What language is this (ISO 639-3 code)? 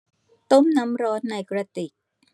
tha